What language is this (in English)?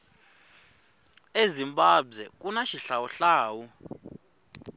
Tsonga